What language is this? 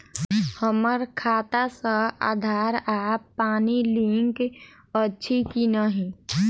Maithili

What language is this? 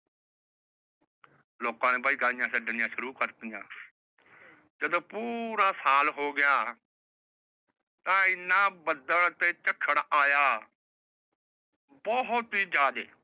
Punjabi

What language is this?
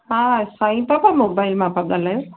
Sindhi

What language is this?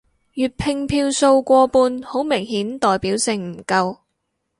Cantonese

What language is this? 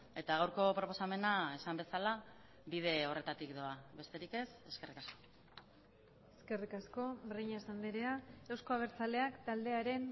Basque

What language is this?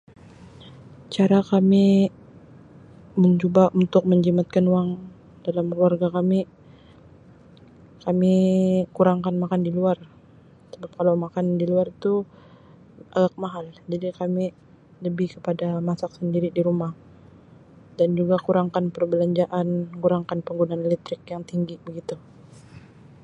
Sabah Malay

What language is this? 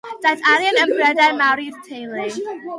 Welsh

